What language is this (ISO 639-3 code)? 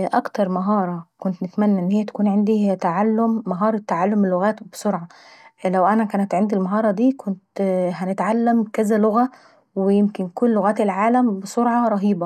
aec